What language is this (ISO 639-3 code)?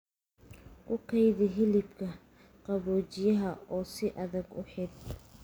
som